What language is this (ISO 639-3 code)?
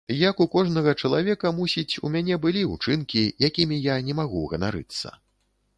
bel